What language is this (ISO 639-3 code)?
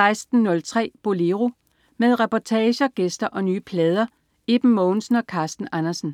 dan